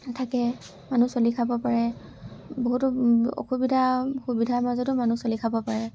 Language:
Assamese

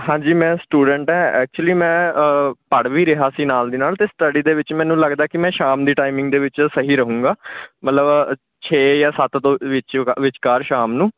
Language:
Punjabi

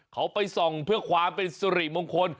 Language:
Thai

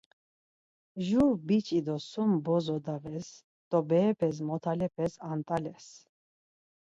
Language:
Laz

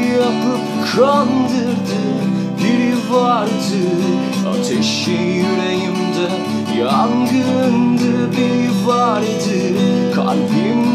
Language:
Turkish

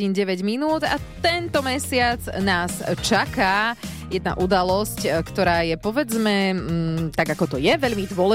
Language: Slovak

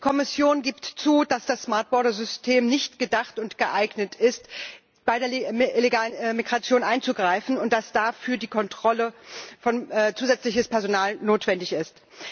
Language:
German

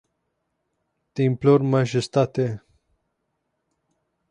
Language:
Romanian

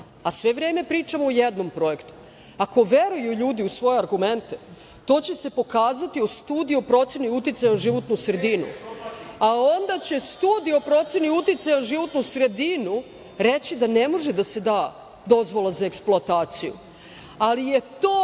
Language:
Serbian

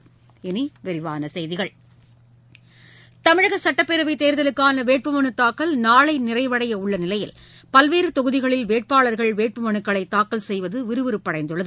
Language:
Tamil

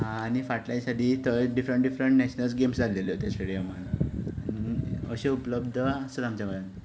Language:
Konkani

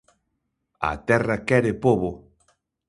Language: Galician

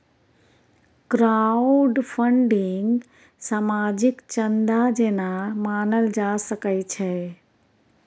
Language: Maithili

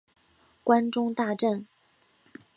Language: Chinese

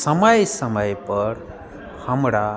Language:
Maithili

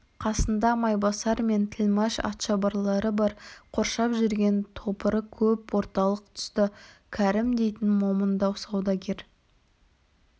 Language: Kazakh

